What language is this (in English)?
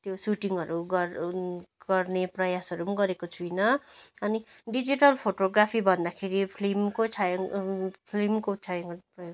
Nepali